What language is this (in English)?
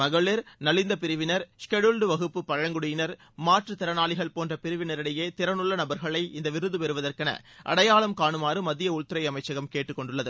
Tamil